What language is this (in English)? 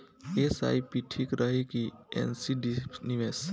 Bhojpuri